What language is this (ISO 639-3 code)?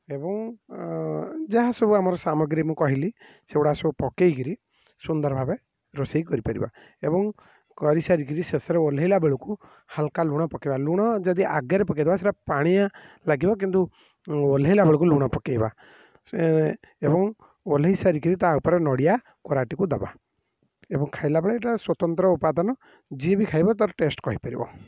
ori